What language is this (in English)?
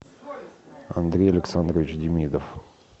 Russian